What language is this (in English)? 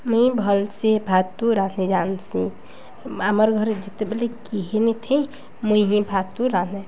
Odia